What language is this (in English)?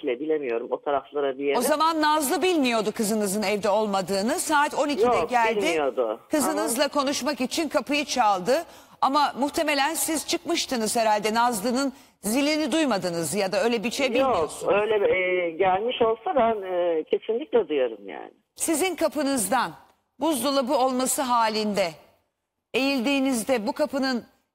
Turkish